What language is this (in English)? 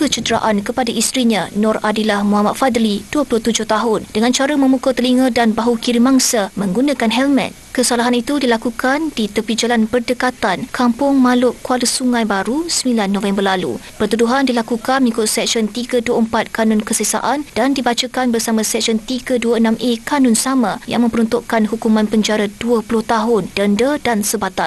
Malay